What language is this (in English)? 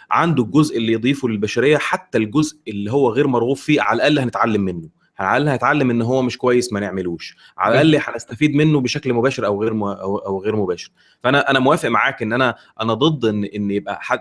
Arabic